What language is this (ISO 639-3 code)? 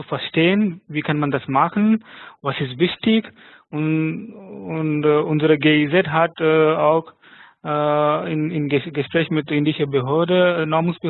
deu